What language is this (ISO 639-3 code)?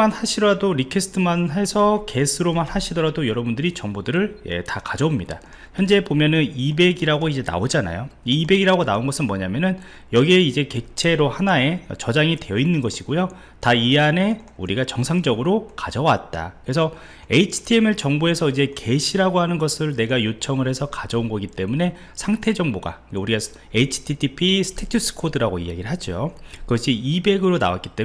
kor